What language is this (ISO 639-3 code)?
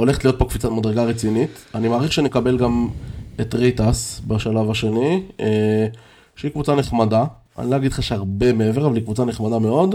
heb